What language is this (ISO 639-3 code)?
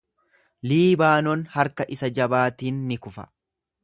orm